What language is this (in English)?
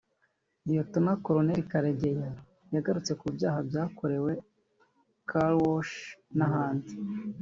Kinyarwanda